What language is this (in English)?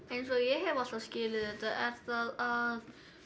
Icelandic